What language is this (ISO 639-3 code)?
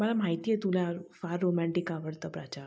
mar